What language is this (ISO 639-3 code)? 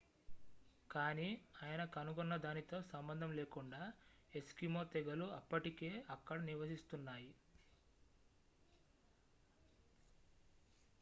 tel